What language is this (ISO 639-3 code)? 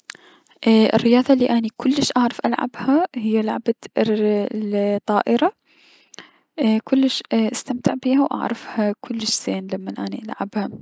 acm